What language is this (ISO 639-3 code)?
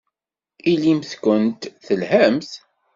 kab